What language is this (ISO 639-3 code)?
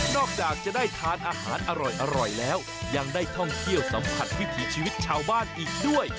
tha